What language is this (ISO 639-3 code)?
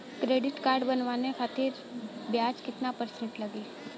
bho